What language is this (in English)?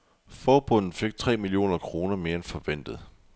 Danish